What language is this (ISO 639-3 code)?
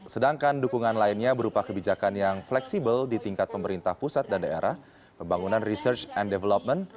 ind